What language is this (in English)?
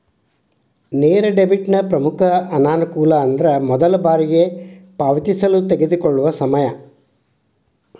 Kannada